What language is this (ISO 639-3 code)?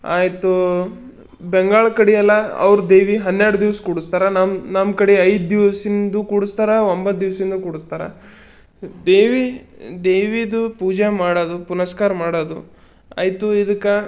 kan